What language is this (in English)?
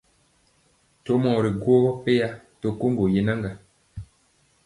Mpiemo